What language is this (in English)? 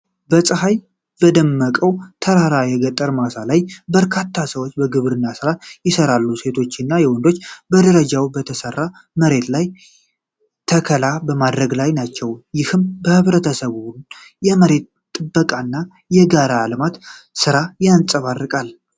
Amharic